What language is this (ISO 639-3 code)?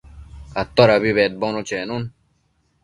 mcf